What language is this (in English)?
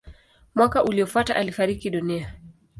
Swahili